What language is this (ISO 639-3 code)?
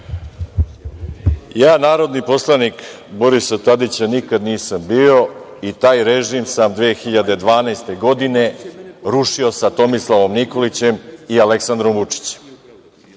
srp